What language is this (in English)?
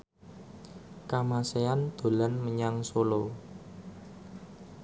Javanese